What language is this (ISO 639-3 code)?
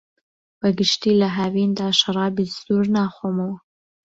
ckb